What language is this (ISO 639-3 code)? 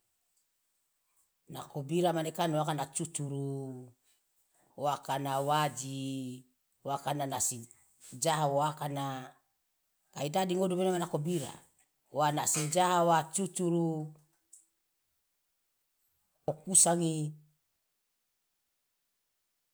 loa